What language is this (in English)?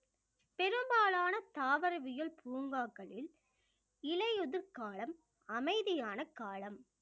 Tamil